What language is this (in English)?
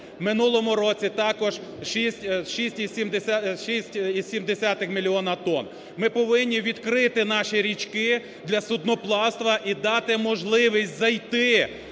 Ukrainian